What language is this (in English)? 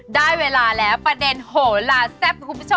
Thai